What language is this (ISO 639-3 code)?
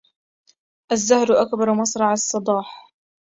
ara